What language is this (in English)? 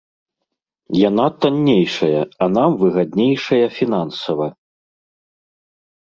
Belarusian